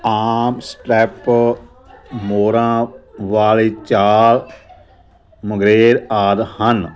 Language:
Punjabi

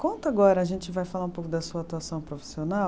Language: Portuguese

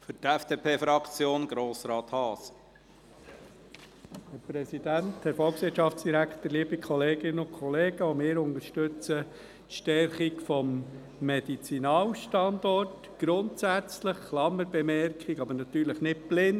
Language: Swiss German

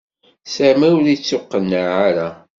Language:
Kabyle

